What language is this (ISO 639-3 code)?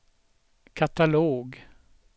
swe